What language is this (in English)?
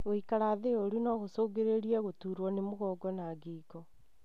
Kikuyu